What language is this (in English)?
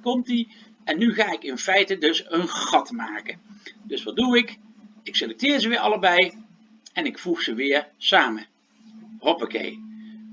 Dutch